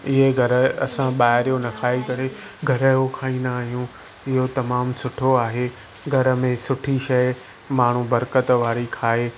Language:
Sindhi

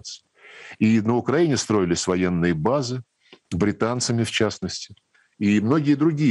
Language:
Russian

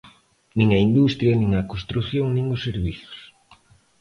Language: Galician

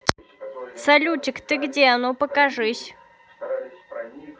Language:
Russian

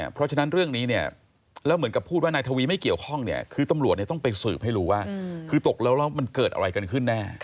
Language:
Thai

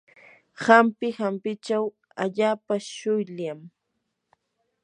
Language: Yanahuanca Pasco Quechua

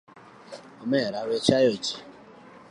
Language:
Luo (Kenya and Tanzania)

